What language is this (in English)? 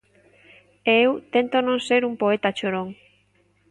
Galician